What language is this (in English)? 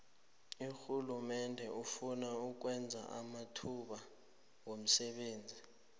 South Ndebele